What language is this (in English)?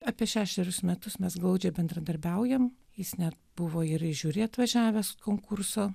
Lithuanian